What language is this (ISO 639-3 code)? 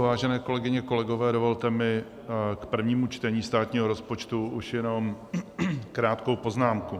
ces